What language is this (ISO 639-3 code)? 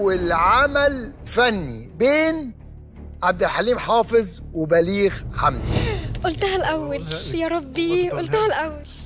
ara